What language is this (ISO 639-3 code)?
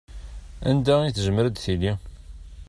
kab